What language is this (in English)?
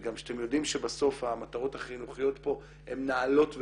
Hebrew